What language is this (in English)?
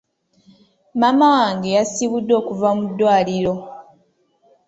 Ganda